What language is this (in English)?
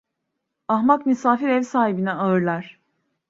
Turkish